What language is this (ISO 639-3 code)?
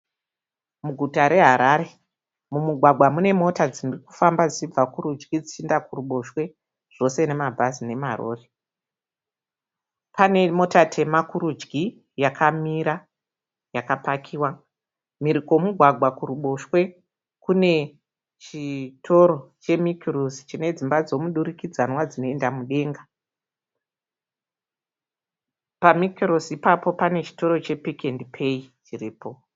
sna